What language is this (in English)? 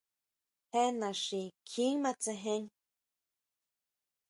Huautla Mazatec